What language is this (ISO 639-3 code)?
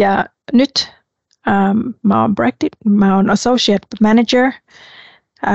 fin